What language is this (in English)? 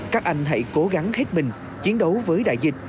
Vietnamese